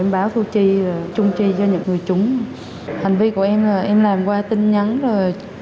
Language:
Vietnamese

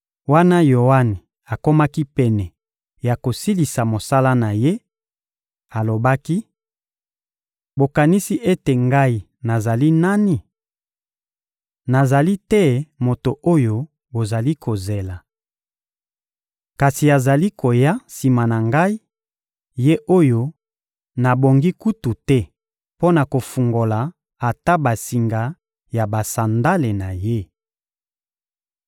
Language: Lingala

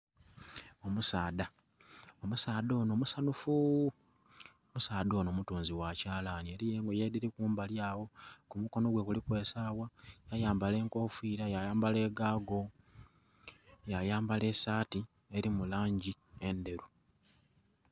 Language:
Soga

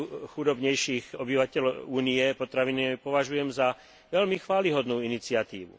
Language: Slovak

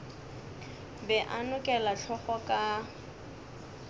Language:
Northern Sotho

